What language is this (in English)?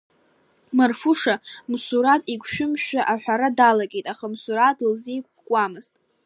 Abkhazian